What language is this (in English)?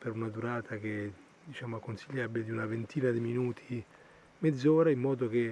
Italian